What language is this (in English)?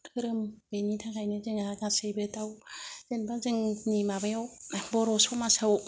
Bodo